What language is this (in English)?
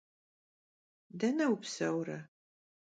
Kabardian